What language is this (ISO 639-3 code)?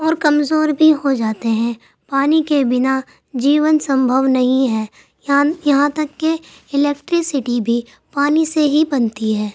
urd